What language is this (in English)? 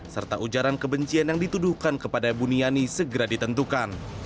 Indonesian